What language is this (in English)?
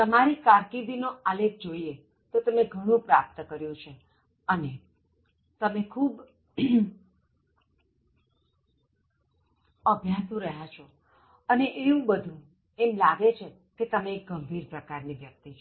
Gujarati